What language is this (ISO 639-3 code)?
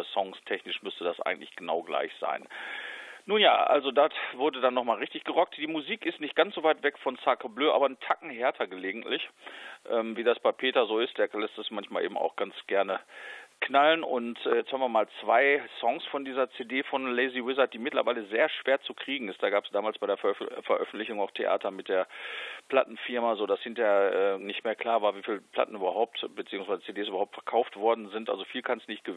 deu